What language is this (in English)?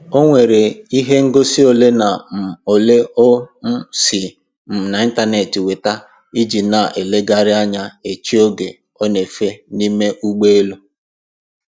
Igbo